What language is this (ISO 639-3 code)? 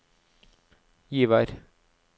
nor